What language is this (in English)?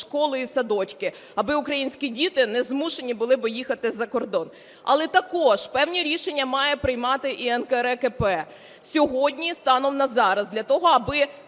Ukrainian